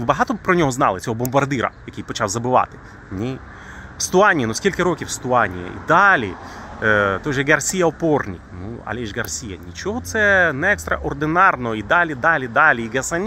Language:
Ukrainian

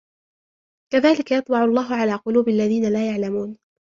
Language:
Arabic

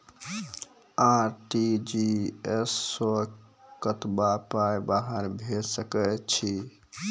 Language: Maithili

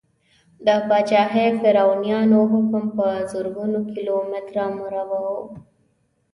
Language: Pashto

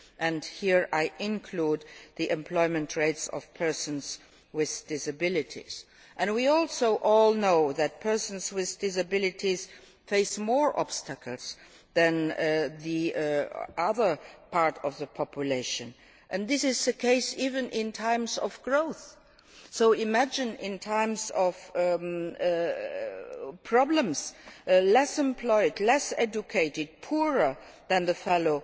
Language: English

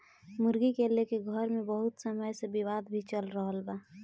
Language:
Bhojpuri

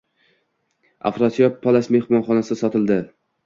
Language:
Uzbek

